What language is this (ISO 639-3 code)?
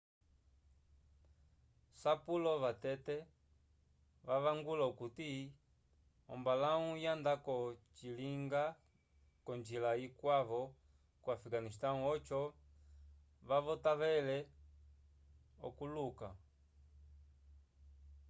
umb